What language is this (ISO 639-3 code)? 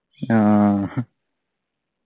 mal